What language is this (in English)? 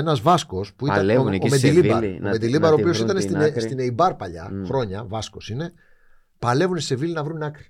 Greek